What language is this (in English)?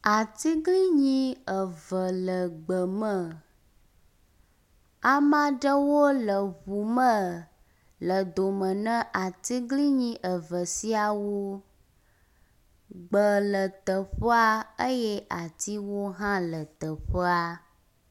Ewe